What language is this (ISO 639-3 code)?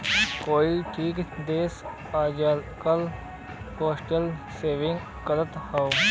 bho